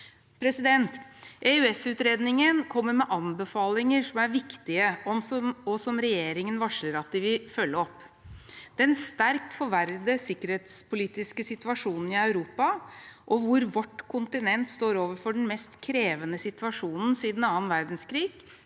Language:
Norwegian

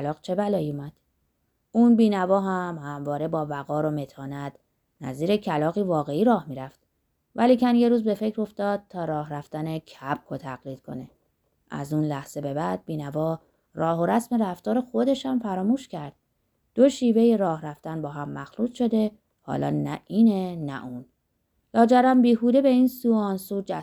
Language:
Persian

